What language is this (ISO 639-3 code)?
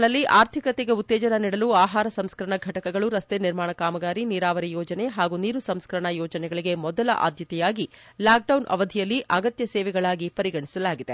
kan